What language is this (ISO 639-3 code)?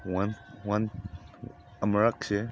mni